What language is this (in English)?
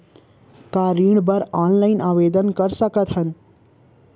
Chhattisgarhi